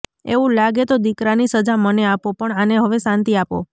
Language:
Gujarati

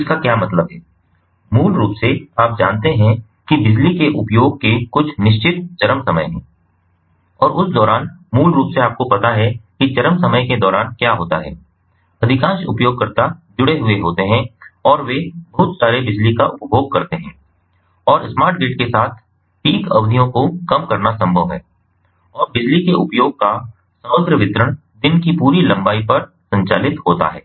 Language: Hindi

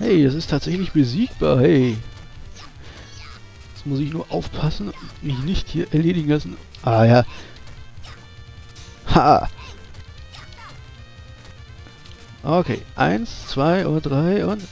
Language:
German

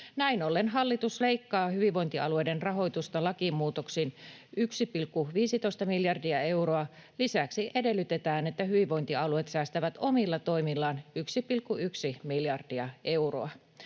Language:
Finnish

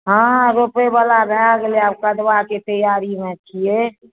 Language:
Maithili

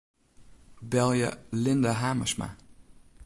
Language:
Western Frisian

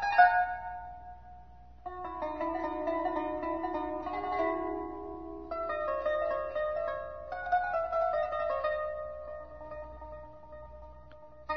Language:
Persian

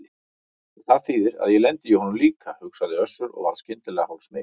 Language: Icelandic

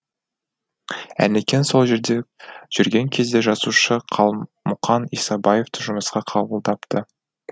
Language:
Kazakh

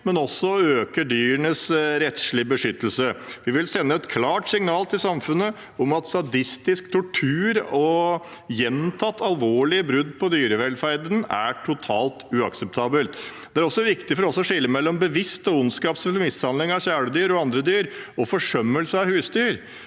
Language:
Norwegian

